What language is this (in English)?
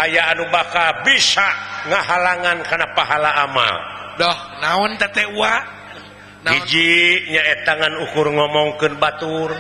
Indonesian